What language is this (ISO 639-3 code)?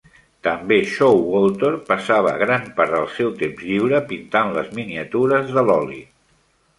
cat